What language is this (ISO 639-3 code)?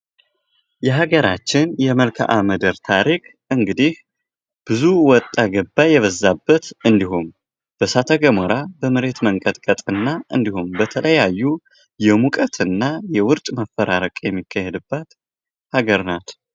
amh